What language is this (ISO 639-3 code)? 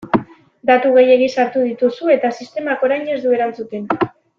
eus